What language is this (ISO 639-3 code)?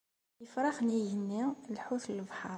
kab